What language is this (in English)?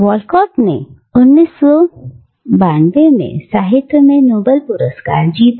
Hindi